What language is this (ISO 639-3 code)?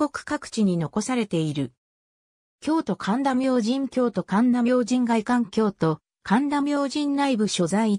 jpn